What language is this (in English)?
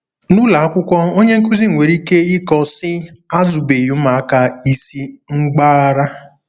Igbo